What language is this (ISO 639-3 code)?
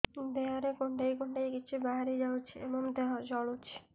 ori